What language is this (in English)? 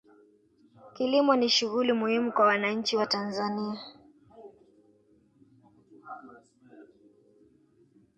Swahili